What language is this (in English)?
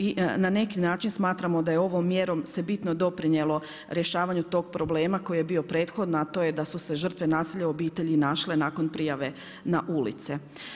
Croatian